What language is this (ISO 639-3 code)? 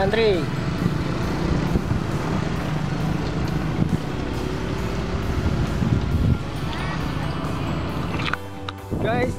ind